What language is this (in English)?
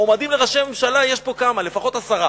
Hebrew